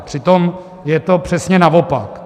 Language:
Czech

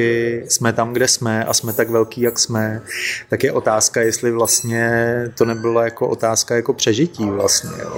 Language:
Czech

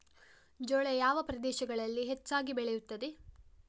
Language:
Kannada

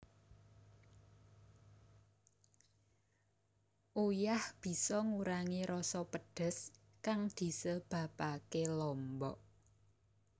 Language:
Javanese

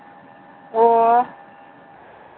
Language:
Manipuri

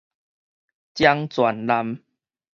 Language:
Min Nan Chinese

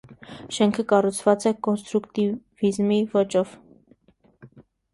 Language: Armenian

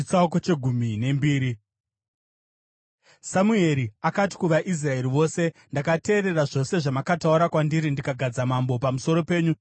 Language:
Shona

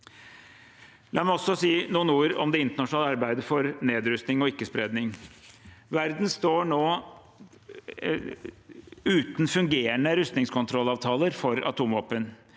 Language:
Norwegian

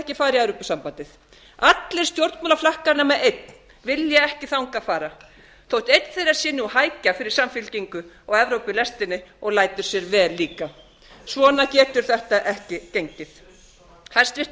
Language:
Icelandic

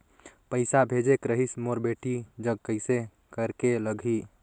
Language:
Chhattisgarhi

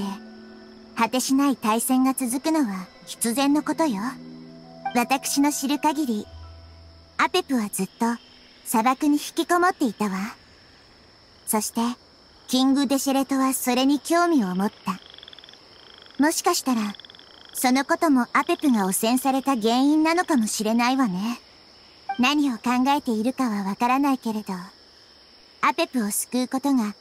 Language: Japanese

